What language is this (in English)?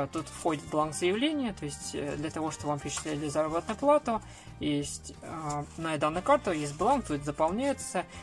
Russian